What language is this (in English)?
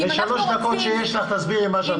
Hebrew